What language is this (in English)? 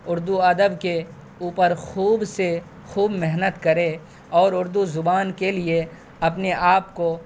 Urdu